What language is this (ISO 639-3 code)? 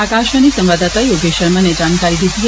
doi